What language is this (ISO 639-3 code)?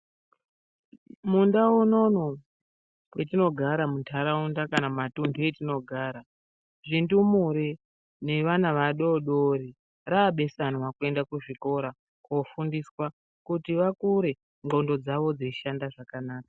ndc